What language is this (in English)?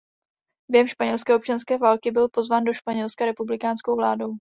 Czech